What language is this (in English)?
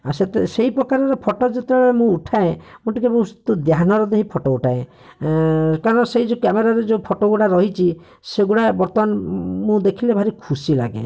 Odia